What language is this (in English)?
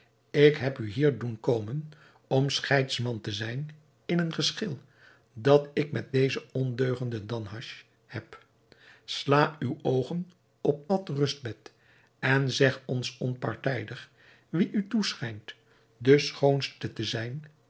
Dutch